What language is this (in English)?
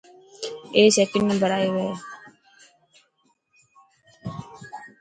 Dhatki